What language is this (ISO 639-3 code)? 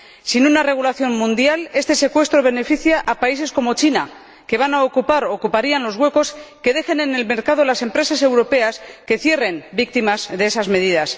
spa